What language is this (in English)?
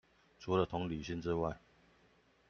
Chinese